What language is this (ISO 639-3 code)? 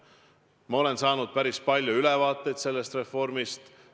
est